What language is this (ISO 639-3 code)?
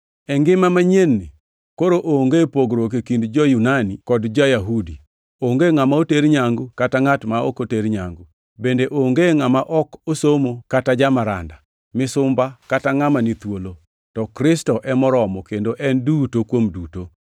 luo